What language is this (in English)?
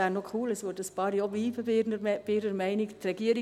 Swiss German